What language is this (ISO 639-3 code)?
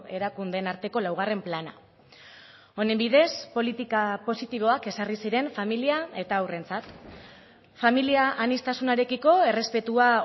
eus